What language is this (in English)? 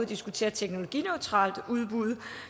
Danish